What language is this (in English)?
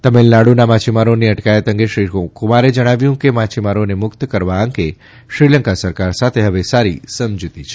Gujarati